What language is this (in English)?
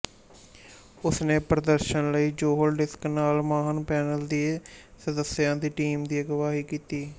Punjabi